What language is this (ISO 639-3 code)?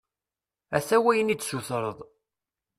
kab